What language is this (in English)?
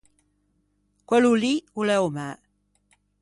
Ligurian